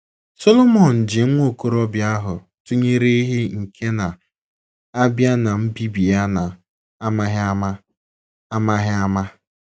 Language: Igbo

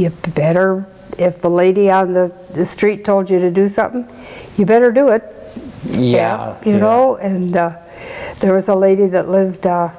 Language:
English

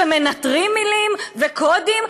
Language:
Hebrew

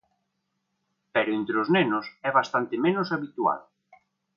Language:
Galician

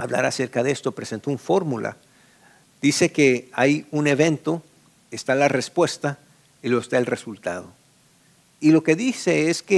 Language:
Spanish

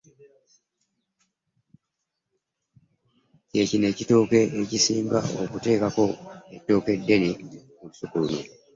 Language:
Ganda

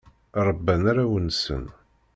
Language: Kabyle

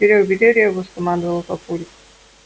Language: Russian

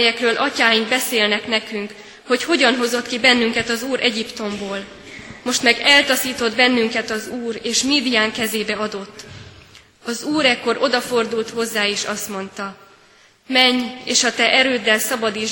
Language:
Hungarian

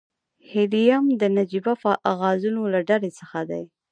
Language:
Pashto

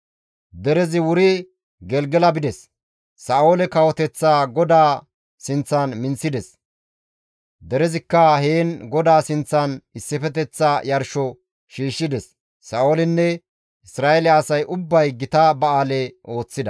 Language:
Gamo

